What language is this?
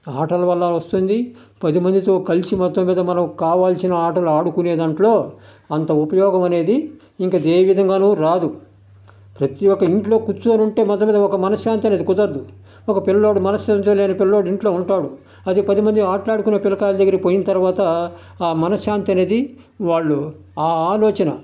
Telugu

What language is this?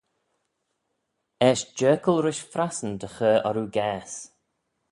Manx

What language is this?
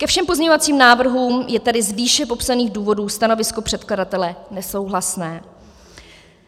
Czech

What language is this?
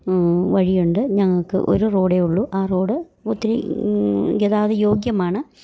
Malayalam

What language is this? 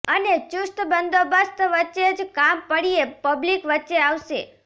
Gujarati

